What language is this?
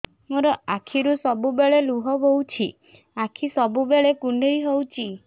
Odia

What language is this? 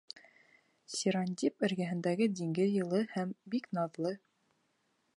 Bashkir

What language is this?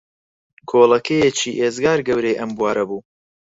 Central Kurdish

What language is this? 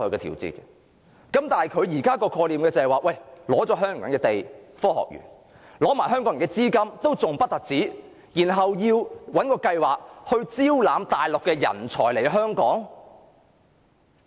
Cantonese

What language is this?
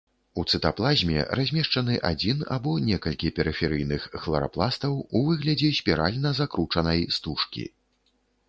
Belarusian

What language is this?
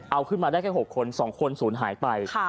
Thai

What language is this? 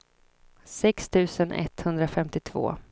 Swedish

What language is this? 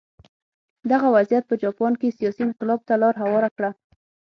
Pashto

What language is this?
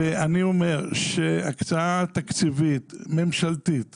Hebrew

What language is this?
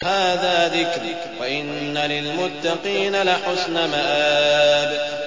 Arabic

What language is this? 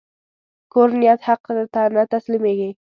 Pashto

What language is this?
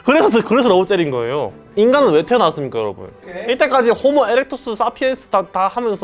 Korean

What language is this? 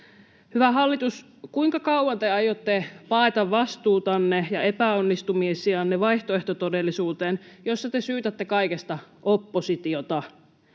Finnish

